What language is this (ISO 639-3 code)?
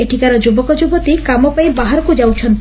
ori